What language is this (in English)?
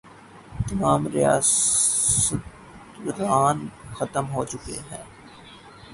Urdu